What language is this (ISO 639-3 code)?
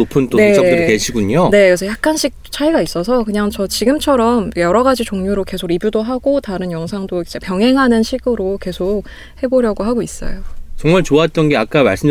kor